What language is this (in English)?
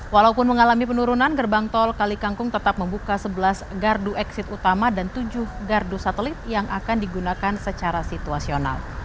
Indonesian